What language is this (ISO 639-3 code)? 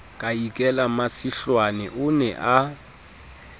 sot